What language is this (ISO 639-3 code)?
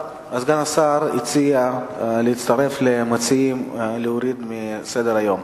heb